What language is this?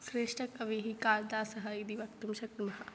Sanskrit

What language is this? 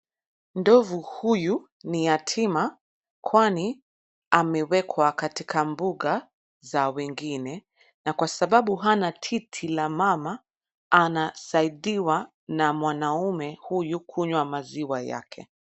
Swahili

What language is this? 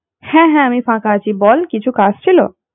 Bangla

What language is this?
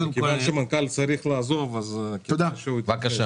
Hebrew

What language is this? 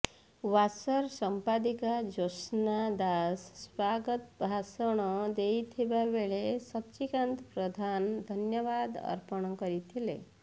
Odia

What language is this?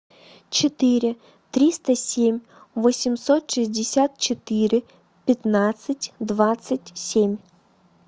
Russian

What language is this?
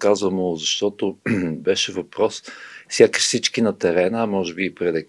Bulgarian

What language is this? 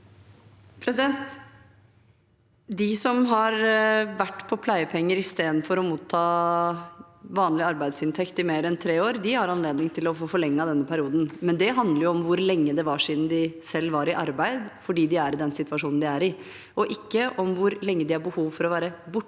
Norwegian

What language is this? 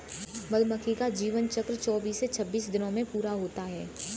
Hindi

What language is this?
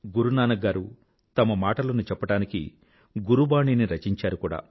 Telugu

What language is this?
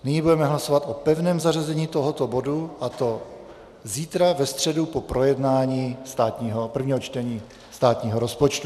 Czech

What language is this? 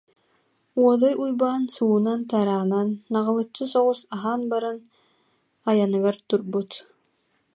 Yakut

